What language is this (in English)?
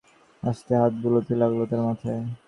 Bangla